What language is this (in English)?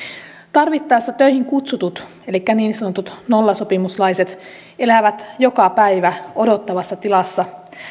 Finnish